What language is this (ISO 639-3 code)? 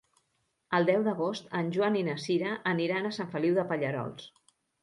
cat